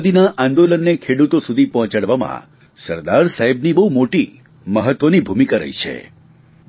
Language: Gujarati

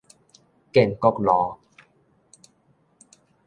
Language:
Min Nan Chinese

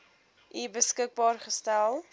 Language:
Afrikaans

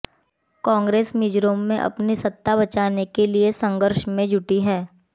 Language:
Hindi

